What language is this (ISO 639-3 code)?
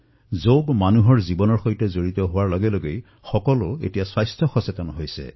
asm